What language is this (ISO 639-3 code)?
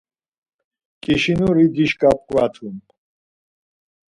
lzz